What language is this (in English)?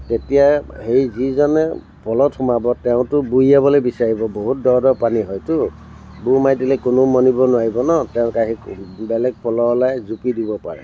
Assamese